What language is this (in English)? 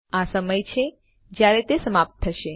Gujarati